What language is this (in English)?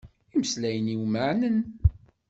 Kabyle